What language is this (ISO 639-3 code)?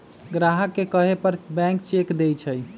mag